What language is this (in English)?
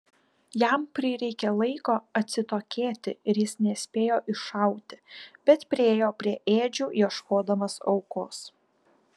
Lithuanian